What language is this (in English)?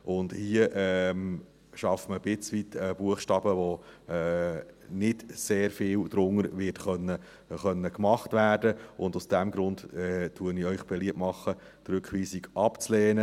Swiss German